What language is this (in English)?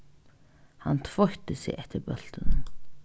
Faroese